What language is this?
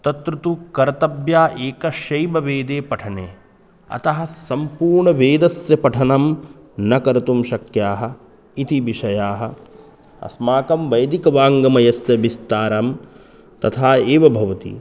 Sanskrit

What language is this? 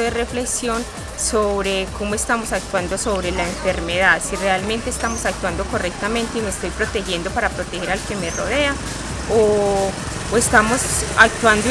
Spanish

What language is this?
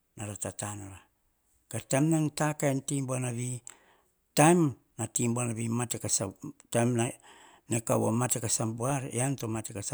Hahon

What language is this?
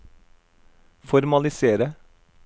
Norwegian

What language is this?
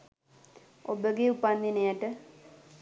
Sinhala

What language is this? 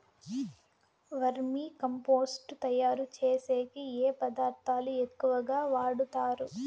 Telugu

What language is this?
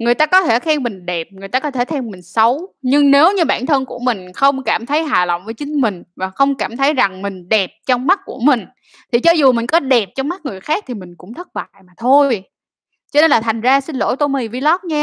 Vietnamese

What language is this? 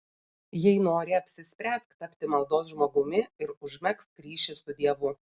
Lithuanian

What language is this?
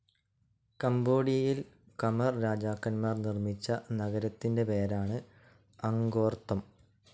Malayalam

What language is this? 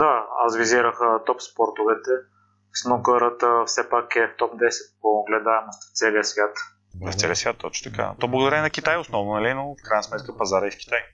Bulgarian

